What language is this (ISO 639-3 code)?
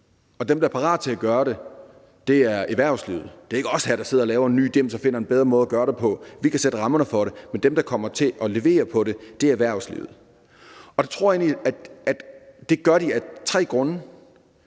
dan